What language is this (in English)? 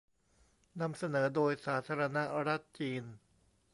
Thai